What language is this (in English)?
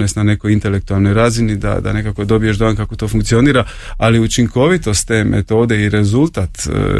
Croatian